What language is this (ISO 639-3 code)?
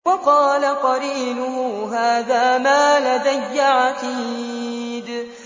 ara